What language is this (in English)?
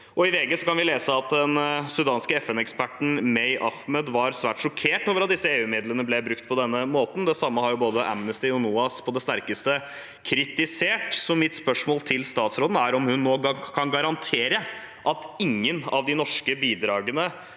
Norwegian